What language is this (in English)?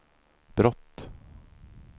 Swedish